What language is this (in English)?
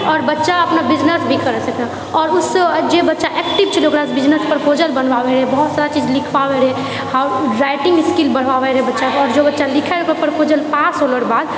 Maithili